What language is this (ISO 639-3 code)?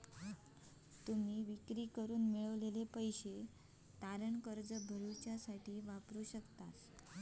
mar